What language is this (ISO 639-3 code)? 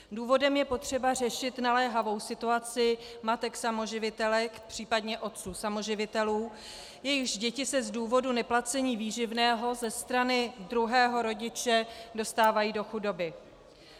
ces